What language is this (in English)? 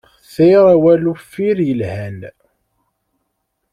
Kabyle